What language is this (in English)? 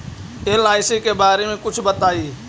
Magahi